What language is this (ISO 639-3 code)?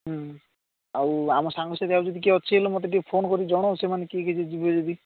ori